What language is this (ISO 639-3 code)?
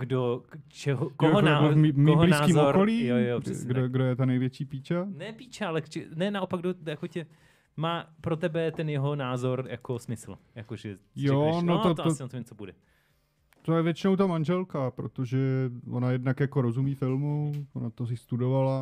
ces